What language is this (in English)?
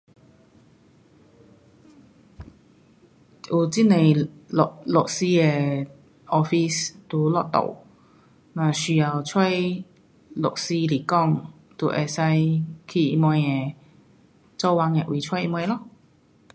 Pu-Xian Chinese